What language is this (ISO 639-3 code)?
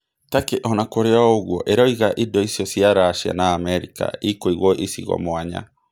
kik